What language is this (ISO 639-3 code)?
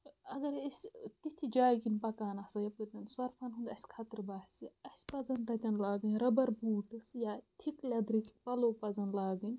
kas